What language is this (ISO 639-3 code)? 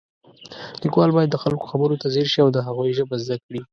pus